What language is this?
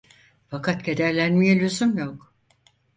Turkish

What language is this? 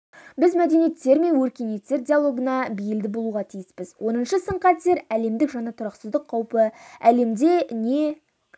Kazakh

